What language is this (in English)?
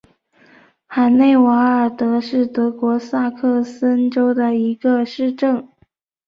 Chinese